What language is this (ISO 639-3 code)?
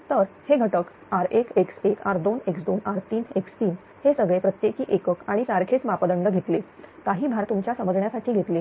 mar